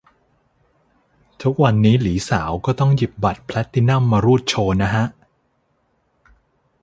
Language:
Thai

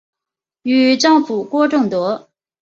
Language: Chinese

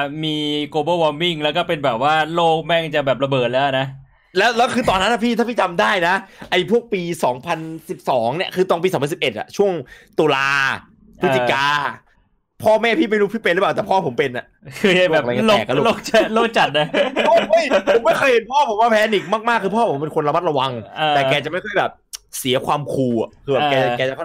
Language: Thai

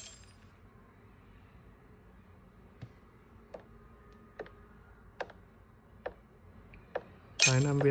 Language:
Vietnamese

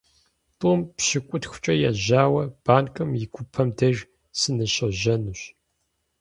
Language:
Kabardian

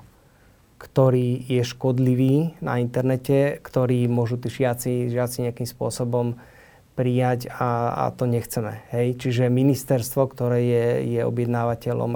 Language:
Slovak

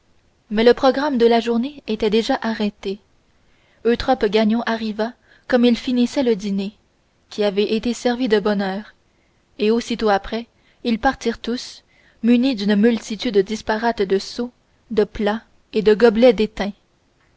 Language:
French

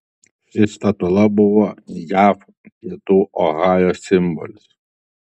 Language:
Lithuanian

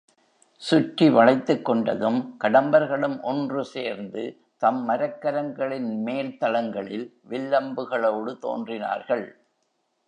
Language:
Tamil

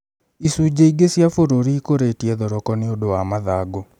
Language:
Kikuyu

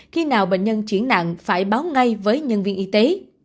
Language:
Vietnamese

